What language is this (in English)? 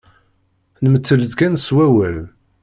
Kabyle